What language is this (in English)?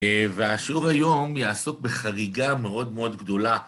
Hebrew